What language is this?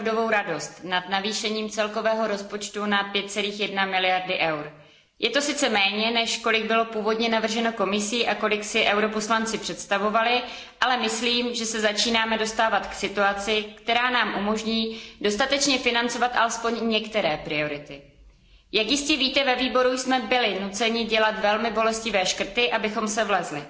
Czech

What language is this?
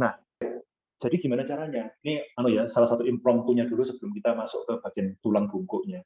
Indonesian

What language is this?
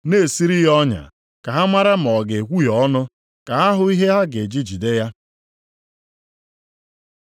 Igbo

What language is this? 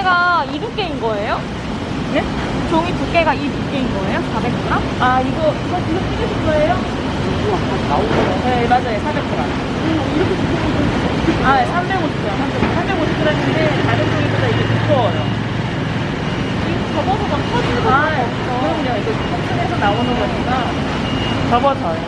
Korean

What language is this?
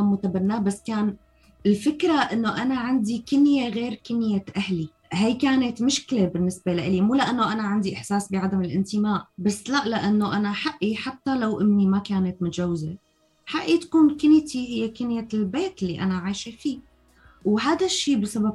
Arabic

